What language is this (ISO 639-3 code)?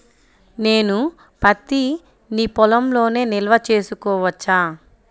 tel